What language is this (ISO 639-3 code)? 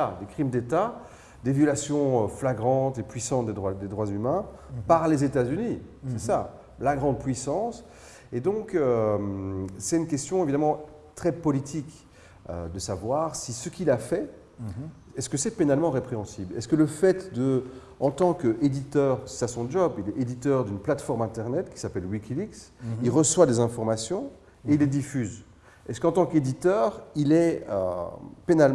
fra